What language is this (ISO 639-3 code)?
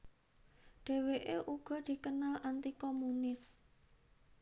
jav